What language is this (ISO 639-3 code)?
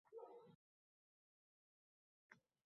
uzb